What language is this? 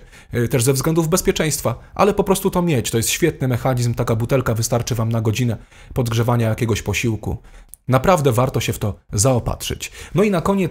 Polish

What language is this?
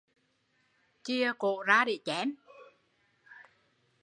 Vietnamese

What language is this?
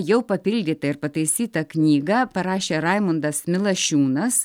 Lithuanian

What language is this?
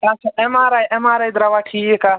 Kashmiri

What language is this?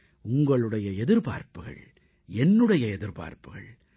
Tamil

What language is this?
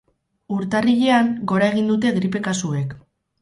Basque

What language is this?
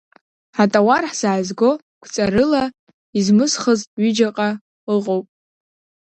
Abkhazian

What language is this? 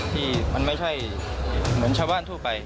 Thai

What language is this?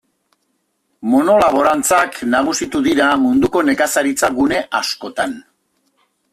Basque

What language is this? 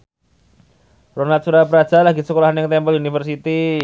Javanese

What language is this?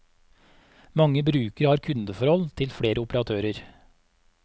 Norwegian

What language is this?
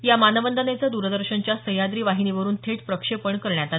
Marathi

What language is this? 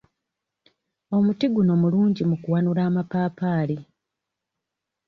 Ganda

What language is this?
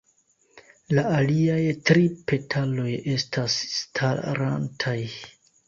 Esperanto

